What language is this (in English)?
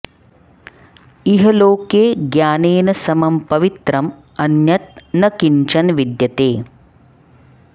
Sanskrit